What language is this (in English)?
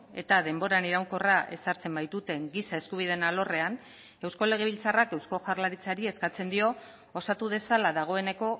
Basque